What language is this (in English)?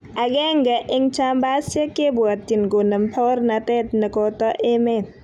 Kalenjin